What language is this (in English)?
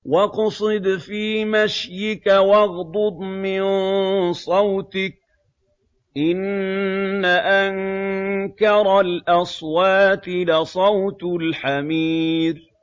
Arabic